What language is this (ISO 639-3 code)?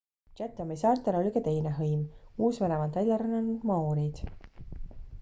est